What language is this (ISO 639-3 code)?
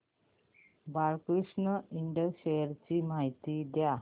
mar